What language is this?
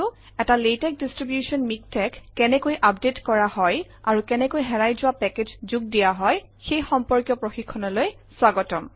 Assamese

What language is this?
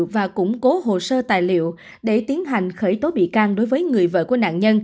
Vietnamese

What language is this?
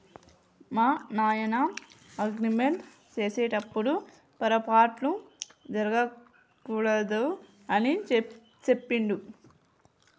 Telugu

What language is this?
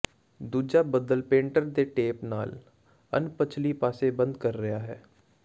Punjabi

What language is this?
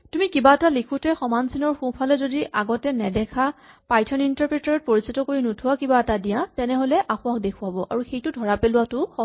Assamese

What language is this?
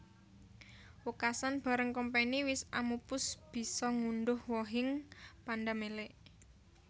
Javanese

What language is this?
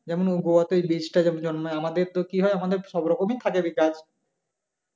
Bangla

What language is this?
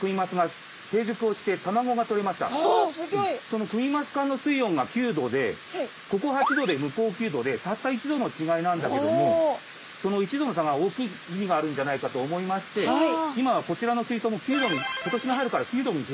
Japanese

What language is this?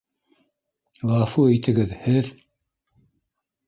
Bashkir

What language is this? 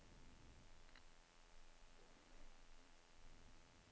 Swedish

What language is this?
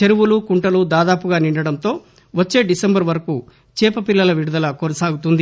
Telugu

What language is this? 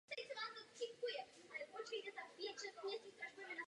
Czech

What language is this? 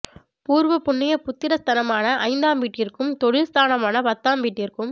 Tamil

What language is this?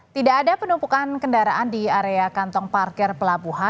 Indonesian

